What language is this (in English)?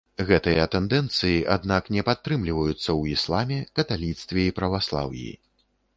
Belarusian